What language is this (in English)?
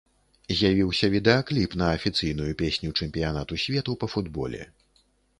Belarusian